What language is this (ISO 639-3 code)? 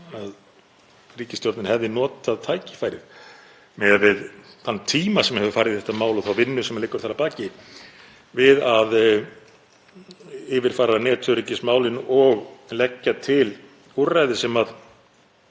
isl